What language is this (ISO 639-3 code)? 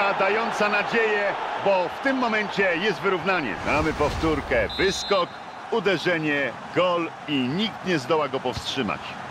pol